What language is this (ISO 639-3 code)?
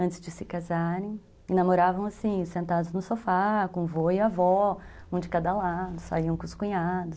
por